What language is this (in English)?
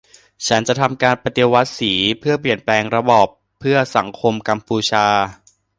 Thai